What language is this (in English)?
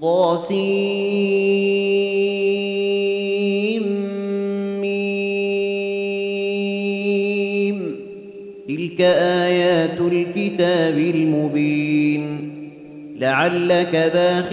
Arabic